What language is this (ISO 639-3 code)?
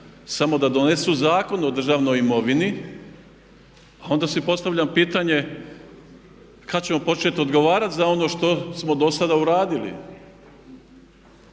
hrv